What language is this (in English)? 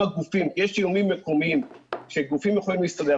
Hebrew